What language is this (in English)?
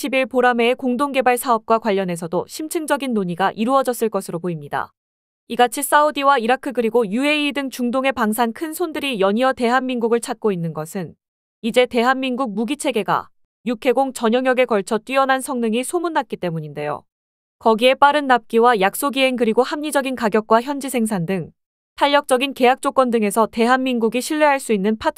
Korean